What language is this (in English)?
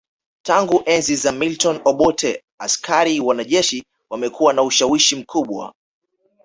Swahili